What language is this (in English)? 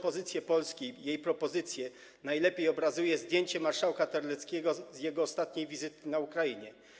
Polish